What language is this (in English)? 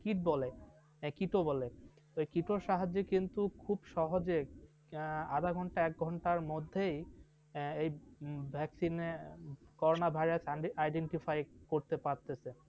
Bangla